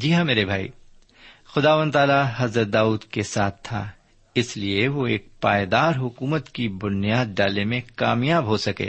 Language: Urdu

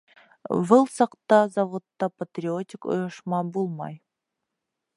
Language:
Bashkir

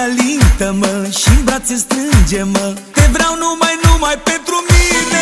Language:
Romanian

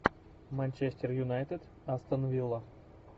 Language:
Russian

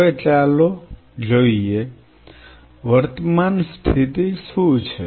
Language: Gujarati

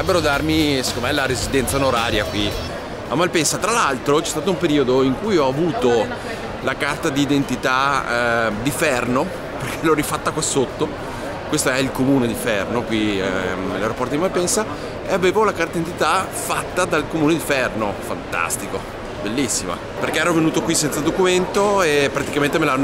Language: Italian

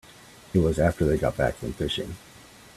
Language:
English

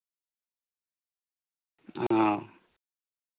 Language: Santali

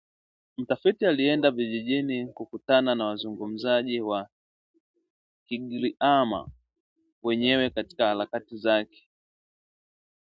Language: Swahili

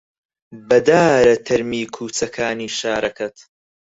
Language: Central Kurdish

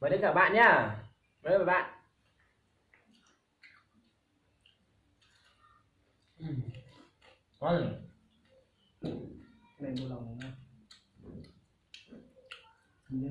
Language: Vietnamese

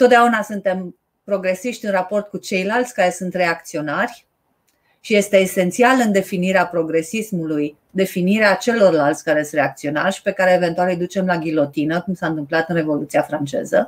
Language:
Romanian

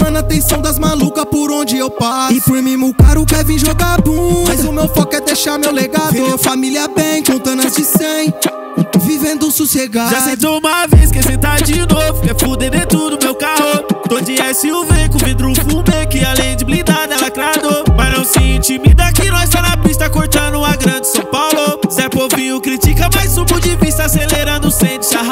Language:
Portuguese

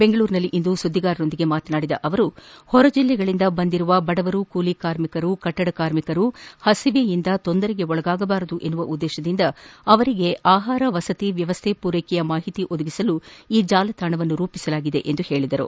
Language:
Kannada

